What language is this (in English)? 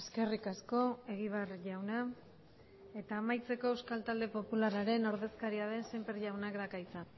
Basque